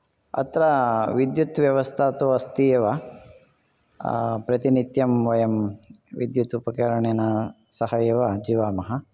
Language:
Sanskrit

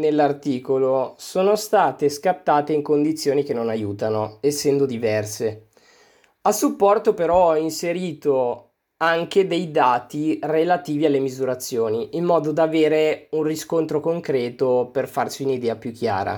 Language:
Italian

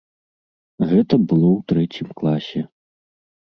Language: Belarusian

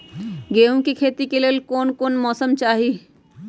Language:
Magahi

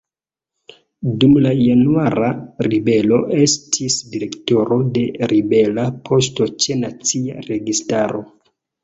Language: Esperanto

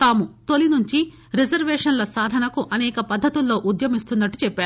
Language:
Telugu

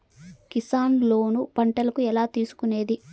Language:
Telugu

